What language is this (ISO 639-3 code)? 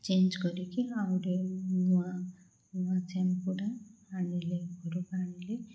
ori